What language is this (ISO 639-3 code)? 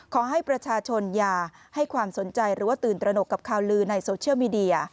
tha